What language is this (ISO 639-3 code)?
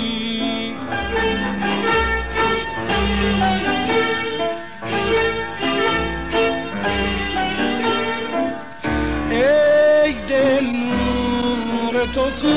fas